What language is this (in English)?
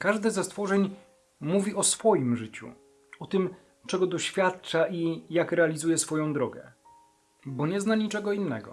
Polish